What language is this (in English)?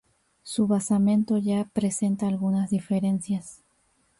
Spanish